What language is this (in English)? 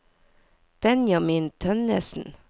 Norwegian